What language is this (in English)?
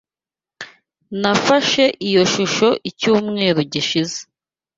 Kinyarwanda